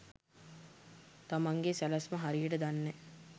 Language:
Sinhala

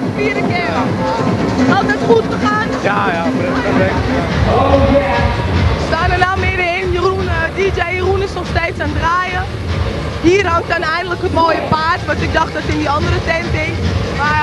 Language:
Dutch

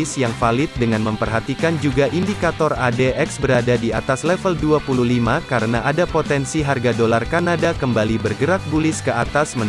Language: Indonesian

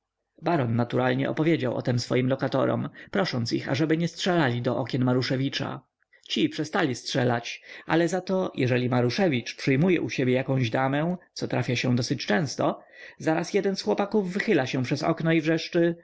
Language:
Polish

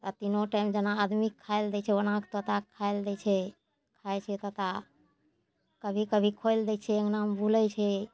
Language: Maithili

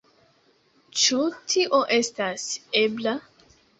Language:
Esperanto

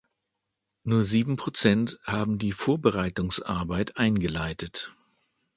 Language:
German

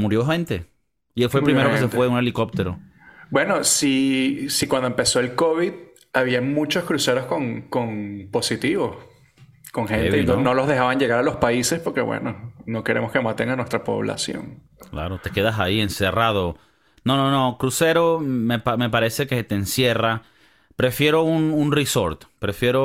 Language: Spanish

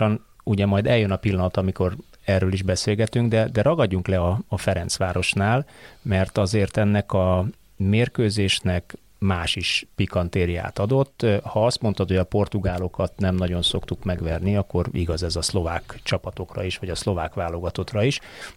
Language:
Hungarian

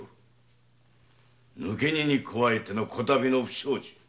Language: Japanese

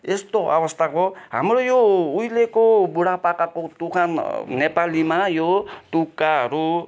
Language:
Nepali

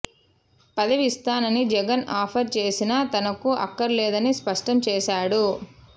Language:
Telugu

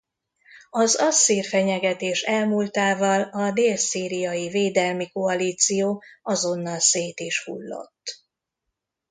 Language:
Hungarian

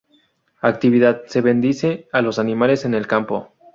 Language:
Spanish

